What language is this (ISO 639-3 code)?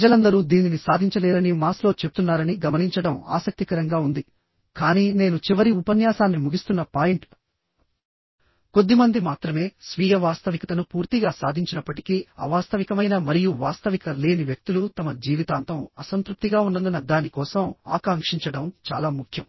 tel